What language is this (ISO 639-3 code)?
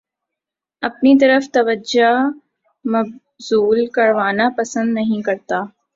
urd